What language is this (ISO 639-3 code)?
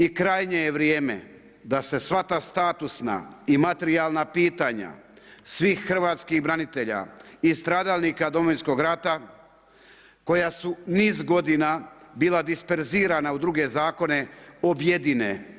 hrv